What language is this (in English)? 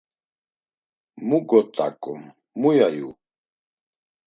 Laz